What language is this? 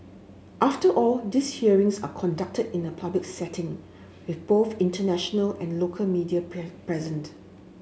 English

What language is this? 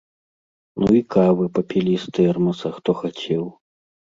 Belarusian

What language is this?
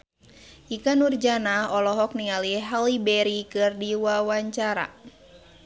Sundanese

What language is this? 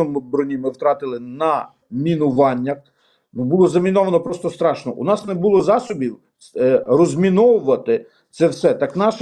Ukrainian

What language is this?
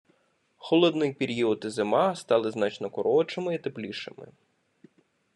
Ukrainian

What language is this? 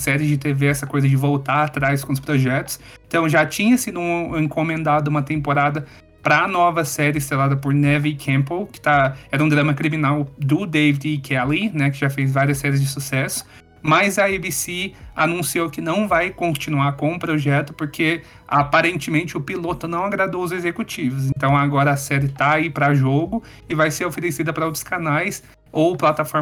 Portuguese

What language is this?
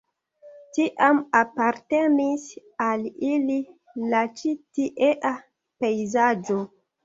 Esperanto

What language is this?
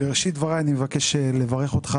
Hebrew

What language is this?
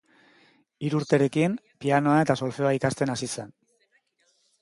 Basque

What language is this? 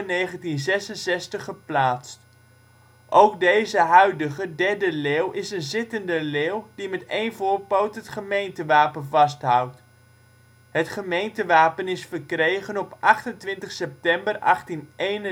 Dutch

